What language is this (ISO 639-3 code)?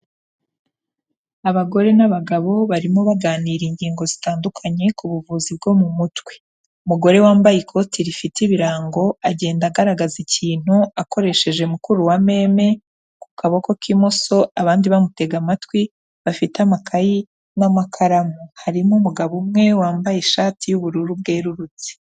kin